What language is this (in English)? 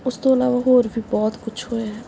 Punjabi